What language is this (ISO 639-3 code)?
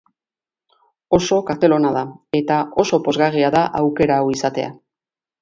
eus